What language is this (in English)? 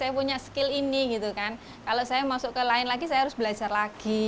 Indonesian